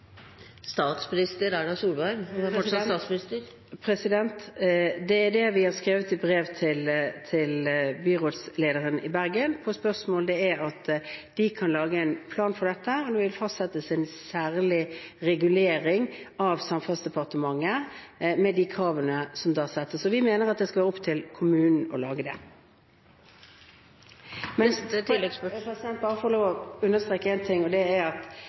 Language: Norwegian Bokmål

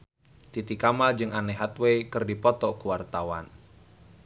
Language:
Sundanese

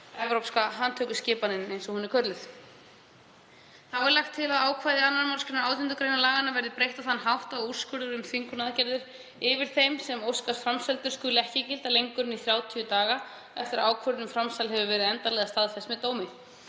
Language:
Icelandic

